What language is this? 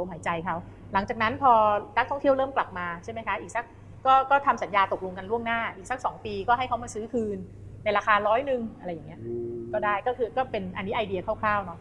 Thai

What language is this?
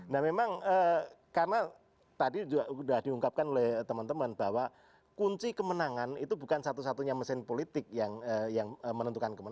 Indonesian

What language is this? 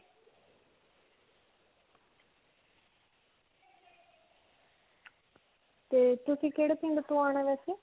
Punjabi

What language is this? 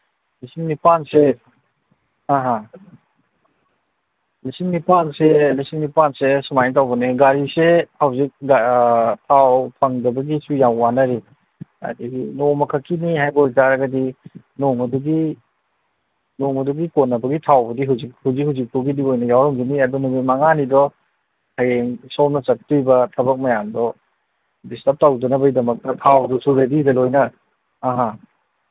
Manipuri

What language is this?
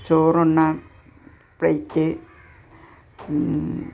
Malayalam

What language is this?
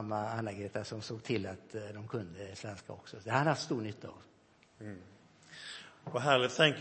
Swedish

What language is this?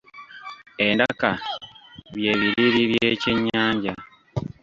Ganda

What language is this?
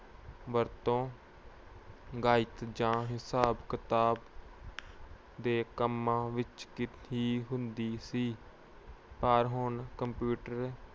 Punjabi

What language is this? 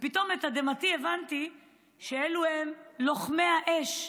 Hebrew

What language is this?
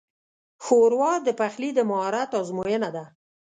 Pashto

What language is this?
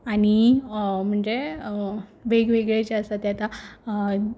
Konkani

